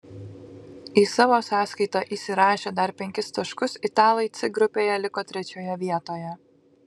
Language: Lithuanian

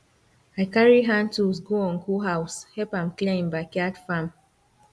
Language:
Nigerian Pidgin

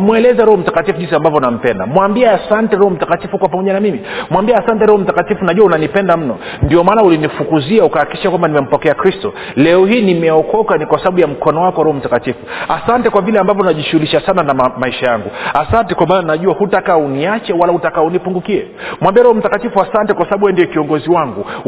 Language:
Swahili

